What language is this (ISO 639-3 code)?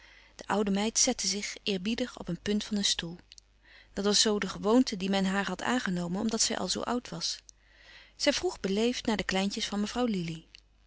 nld